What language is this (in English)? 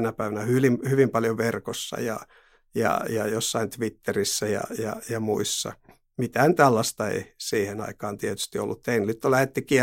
Finnish